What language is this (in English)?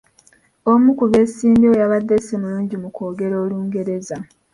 Ganda